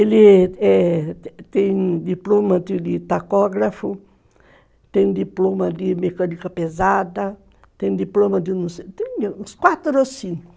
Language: Portuguese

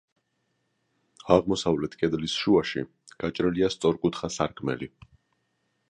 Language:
Georgian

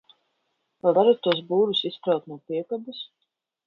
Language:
Latvian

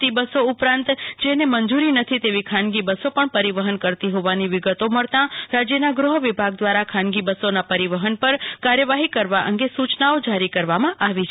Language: Gujarati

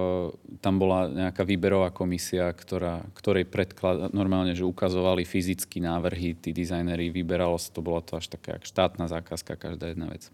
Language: Slovak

